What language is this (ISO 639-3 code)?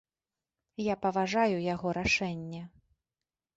bel